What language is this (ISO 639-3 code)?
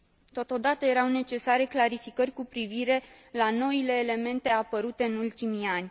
ron